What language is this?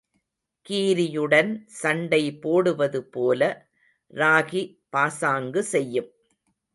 Tamil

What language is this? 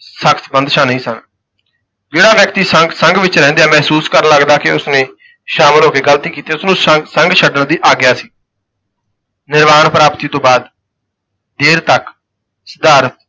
Punjabi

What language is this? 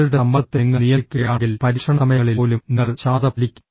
Malayalam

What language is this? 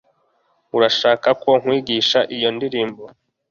Kinyarwanda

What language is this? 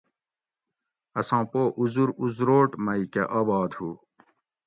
Gawri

